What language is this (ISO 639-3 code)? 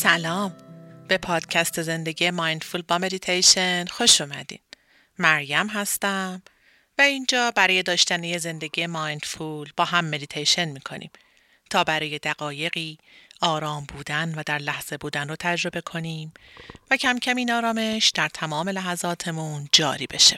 fas